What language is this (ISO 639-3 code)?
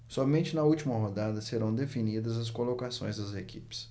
por